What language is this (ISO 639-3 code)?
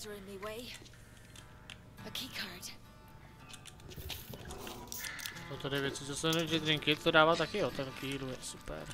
ces